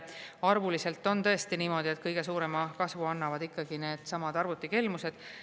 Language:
Estonian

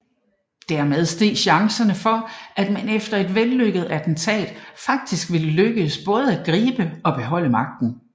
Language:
Danish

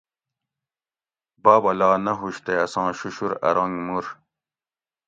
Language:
Gawri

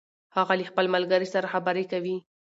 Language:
Pashto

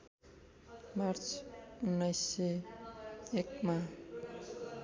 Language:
Nepali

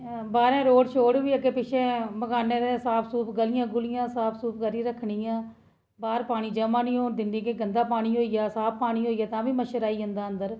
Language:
Dogri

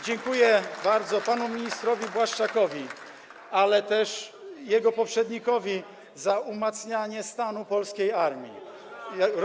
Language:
Polish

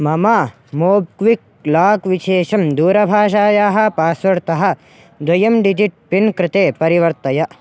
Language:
Sanskrit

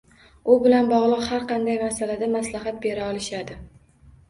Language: Uzbek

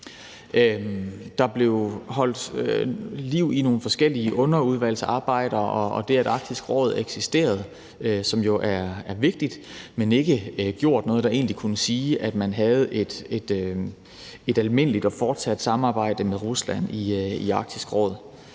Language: Danish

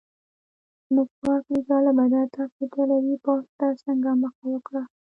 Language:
Pashto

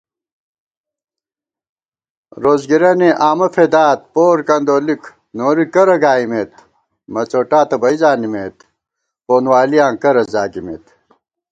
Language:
Gawar-Bati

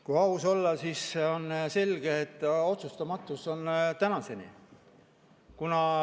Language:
Estonian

